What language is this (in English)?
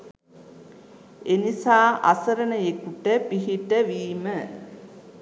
Sinhala